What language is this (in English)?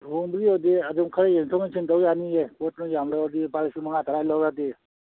Manipuri